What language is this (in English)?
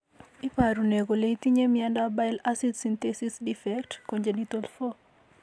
Kalenjin